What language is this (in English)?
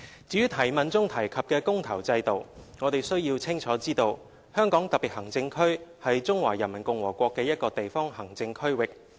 Cantonese